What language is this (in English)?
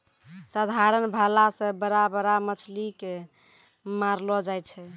Maithili